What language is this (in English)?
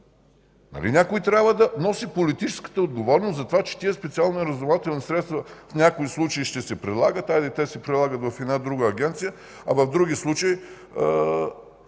Bulgarian